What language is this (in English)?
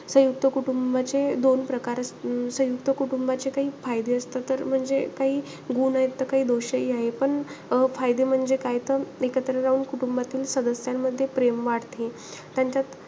Marathi